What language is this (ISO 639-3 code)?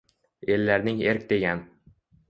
uzb